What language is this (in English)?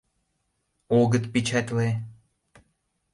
Mari